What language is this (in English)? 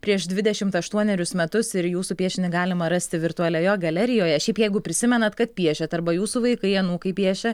Lithuanian